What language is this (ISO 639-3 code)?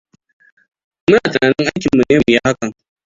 hau